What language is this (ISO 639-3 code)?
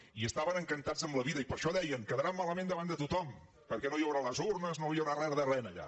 cat